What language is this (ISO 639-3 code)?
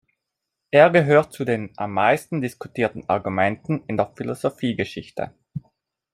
deu